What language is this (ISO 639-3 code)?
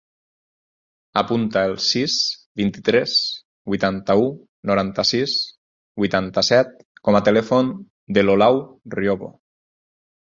cat